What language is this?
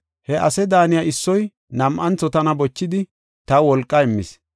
Gofa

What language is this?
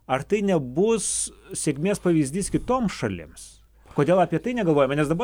Lithuanian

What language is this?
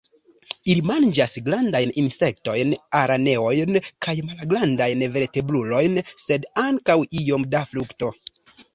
Esperanto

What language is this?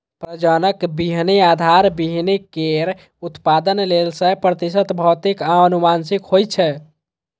Maithili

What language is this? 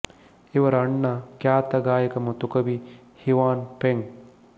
Kannada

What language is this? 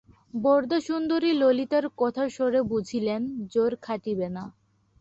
Bangla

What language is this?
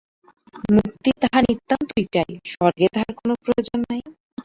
Bangla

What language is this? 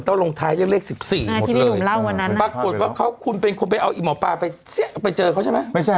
Thai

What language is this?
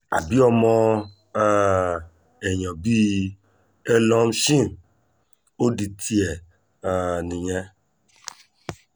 Yoruba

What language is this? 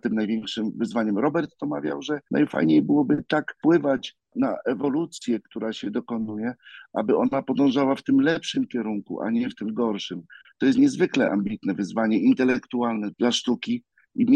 Polish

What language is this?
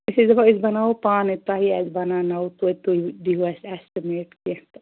Kashmiri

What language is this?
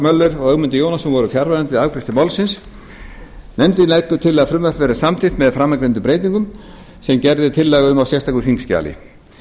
Icelandic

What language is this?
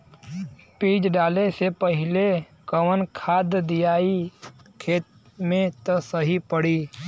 Bhojpuri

